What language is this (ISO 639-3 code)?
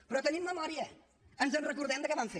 cat